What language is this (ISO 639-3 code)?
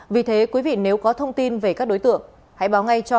vie